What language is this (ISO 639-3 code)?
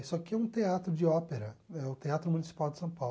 por